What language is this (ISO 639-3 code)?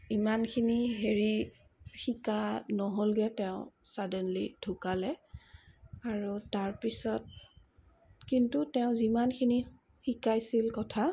asm